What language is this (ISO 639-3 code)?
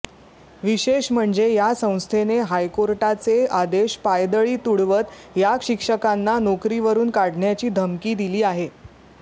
mar